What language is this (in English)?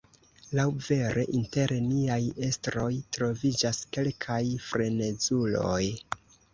Esperanto